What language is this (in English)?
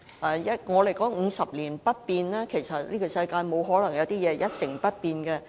Cantonese